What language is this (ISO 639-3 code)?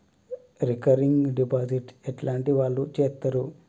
tel